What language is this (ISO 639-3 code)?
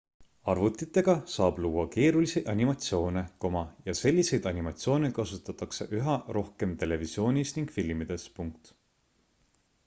est